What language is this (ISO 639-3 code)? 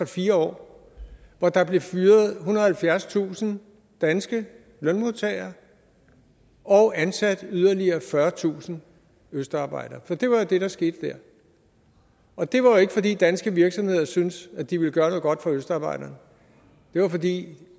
dan